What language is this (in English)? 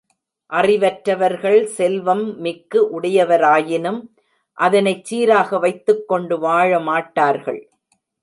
Tamil